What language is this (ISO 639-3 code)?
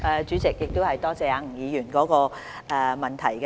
yue